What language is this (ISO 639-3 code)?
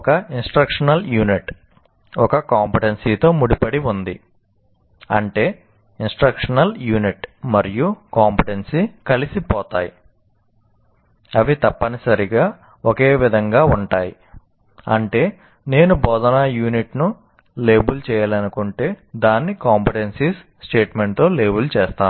tel